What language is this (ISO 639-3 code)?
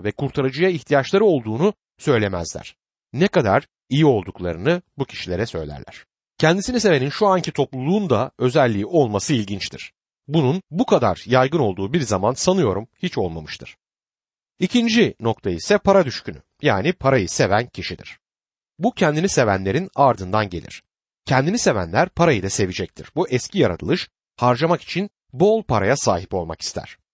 tur